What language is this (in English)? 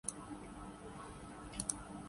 Urdu